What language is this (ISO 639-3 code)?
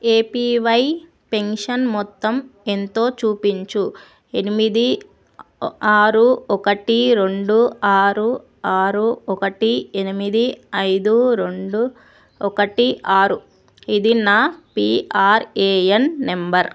tel